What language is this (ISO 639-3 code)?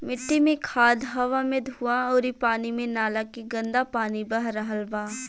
bho